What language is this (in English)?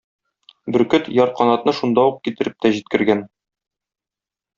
Tatar